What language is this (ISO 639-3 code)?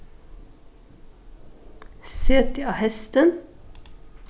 fao